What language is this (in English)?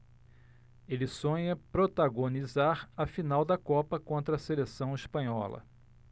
Portuguese